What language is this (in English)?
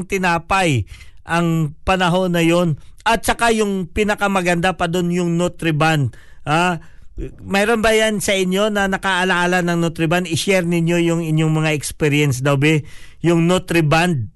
Filipino